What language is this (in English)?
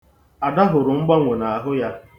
Igbo